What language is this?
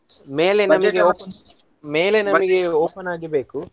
Kannada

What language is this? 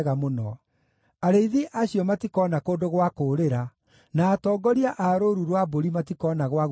Kikuyu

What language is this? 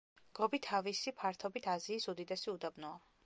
Georgian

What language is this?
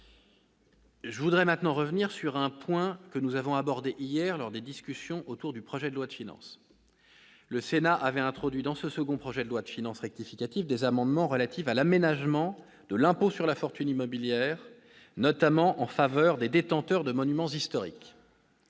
French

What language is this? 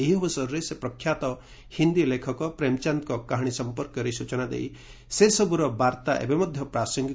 Odia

